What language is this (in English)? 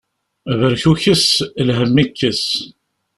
Kabyle